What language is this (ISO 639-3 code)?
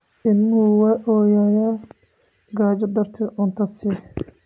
som